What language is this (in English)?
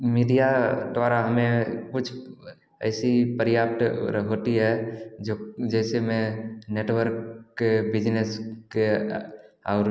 Hindi